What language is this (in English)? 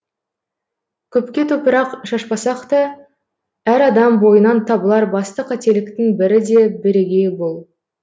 Kazakh